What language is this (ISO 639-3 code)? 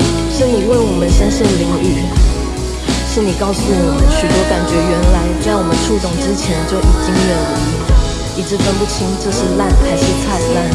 zho